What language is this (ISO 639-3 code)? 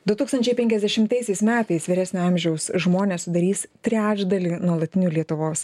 lit